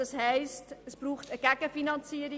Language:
Swiss German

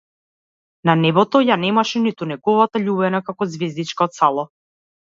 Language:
Macedonian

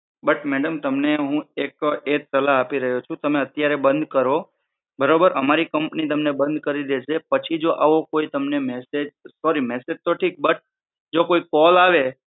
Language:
Gujarati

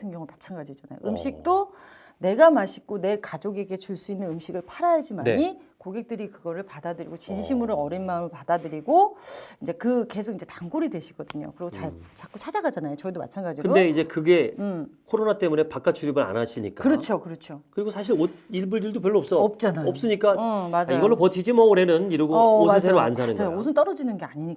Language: Korean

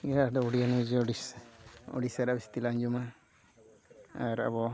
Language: Santali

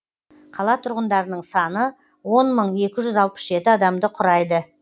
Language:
Kazakh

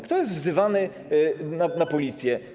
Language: Polish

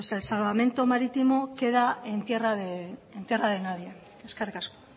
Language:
Spanish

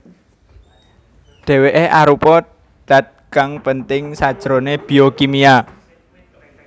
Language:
Javanese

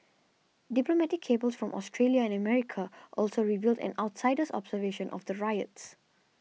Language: English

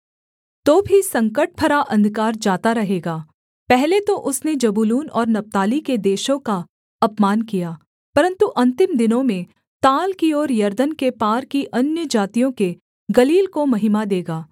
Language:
Hindi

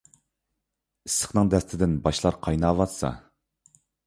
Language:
Uyghur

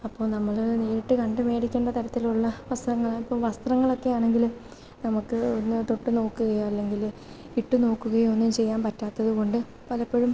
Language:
Malayalam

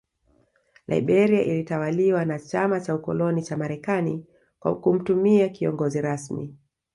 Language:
Swahili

